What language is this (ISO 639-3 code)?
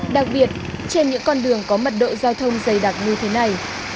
vie